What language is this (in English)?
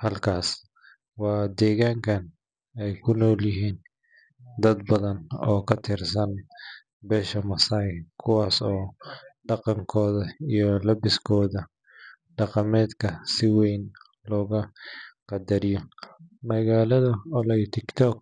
Somali